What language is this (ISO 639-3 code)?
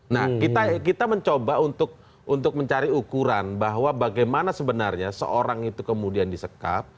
ind